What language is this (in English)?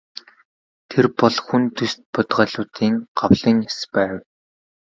Mongolian